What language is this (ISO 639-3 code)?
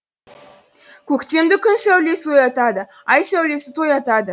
kaz